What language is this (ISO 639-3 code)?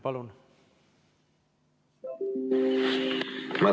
est